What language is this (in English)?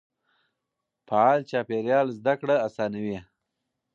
Pashto